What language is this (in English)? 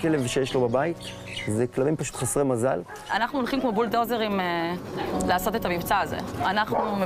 Hebrew